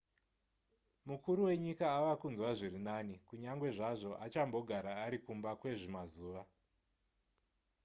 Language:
Shona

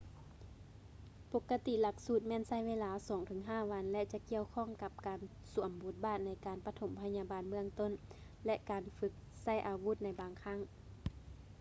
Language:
Lao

